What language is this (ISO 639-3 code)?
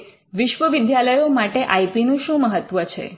guj